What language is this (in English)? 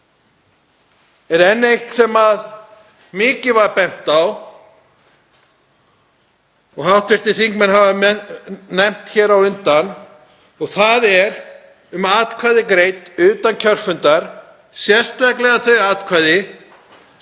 Icelandic